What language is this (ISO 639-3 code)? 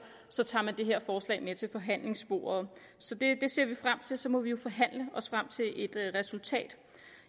dan